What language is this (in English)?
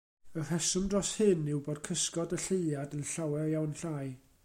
Welsh